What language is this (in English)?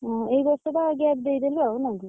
Odia